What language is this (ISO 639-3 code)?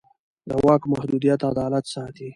pus